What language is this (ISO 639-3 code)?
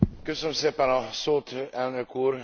hun